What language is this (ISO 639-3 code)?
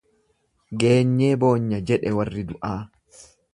orm